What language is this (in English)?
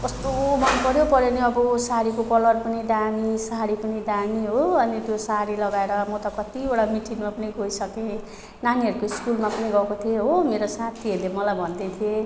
Nepali